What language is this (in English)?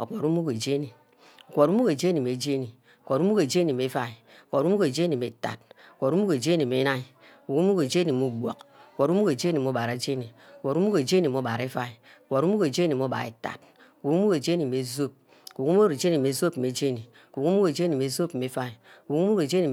Ubaghara